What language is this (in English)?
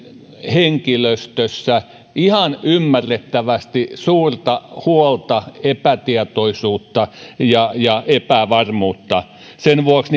Finnish